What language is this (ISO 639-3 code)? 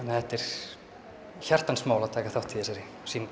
isl